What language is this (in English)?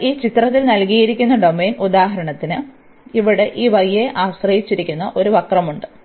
Malayalam